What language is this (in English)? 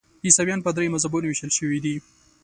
Pashto